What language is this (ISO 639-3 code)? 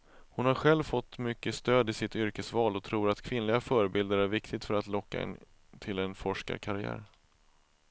swe